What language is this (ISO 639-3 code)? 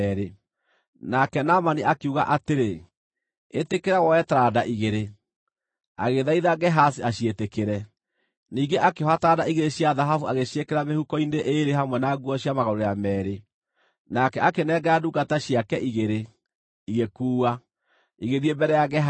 kik